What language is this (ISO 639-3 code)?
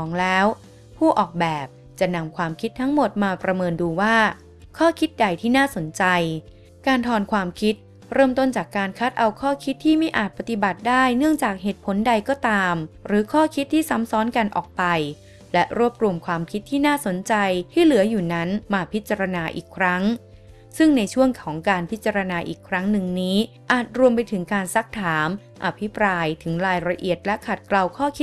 tha